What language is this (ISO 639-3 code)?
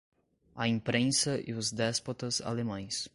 por